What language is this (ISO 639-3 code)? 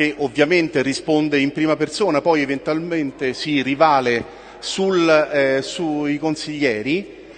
ita